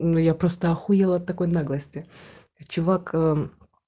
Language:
Russian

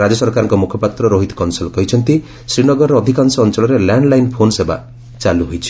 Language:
Odia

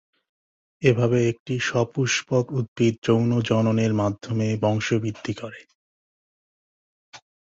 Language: Bangla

